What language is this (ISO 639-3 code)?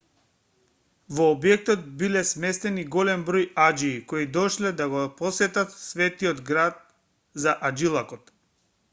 mkd